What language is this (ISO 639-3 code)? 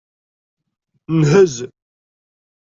kab